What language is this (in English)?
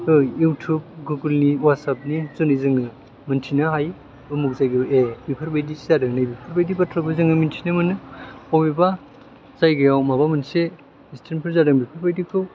Bodo